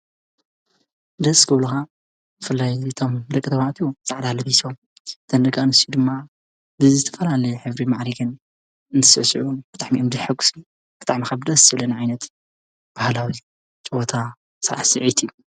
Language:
Tigrinya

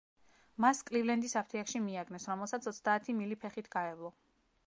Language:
Georgian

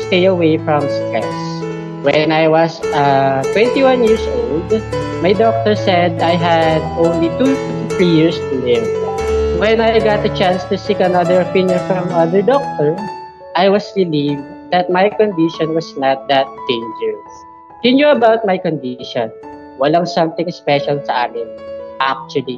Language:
Filipino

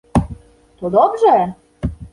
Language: Polish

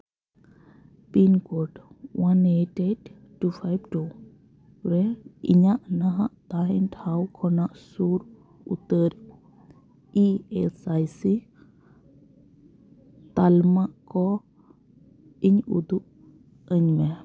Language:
Santali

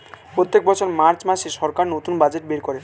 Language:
Bangla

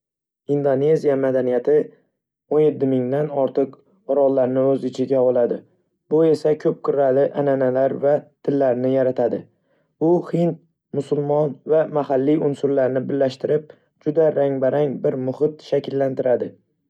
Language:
Uzbek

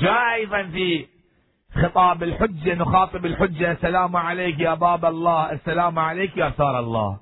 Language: Arabic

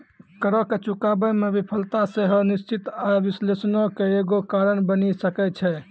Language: Maithili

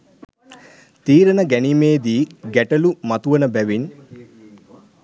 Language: Sinhala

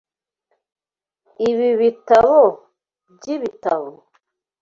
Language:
Kinyarwanda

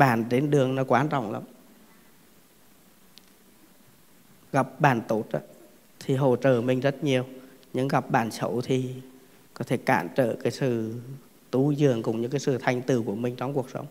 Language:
Vietnamese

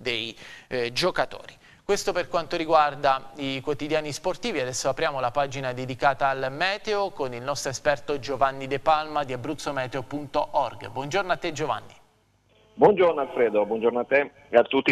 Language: Italian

